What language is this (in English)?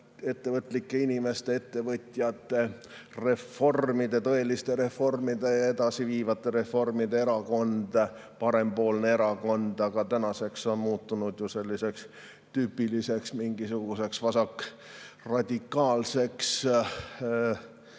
Estonian